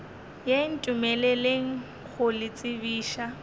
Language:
Northern Sotho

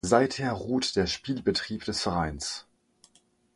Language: German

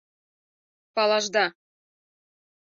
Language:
Mari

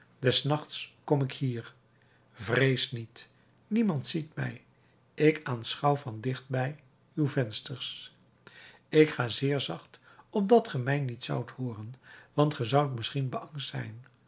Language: Dutch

